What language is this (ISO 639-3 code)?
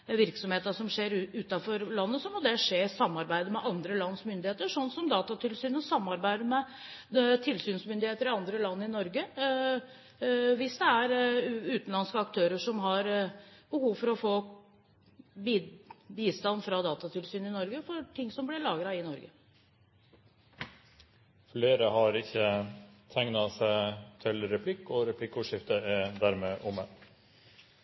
nor